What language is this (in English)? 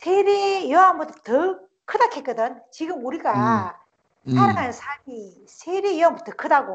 Korean